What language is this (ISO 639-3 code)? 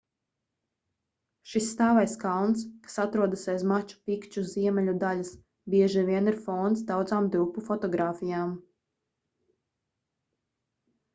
lav